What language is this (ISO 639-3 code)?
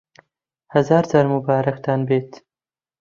ckb